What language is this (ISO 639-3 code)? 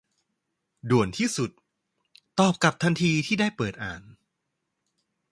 tha